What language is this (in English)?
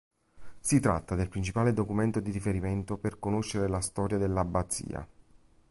Italian